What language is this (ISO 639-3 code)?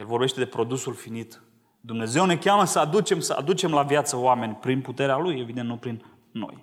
ron